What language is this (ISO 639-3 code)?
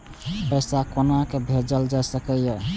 mai